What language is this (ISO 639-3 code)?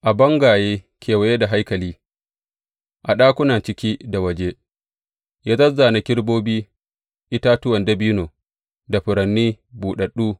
hau